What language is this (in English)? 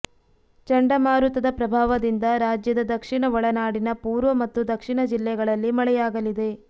Kannada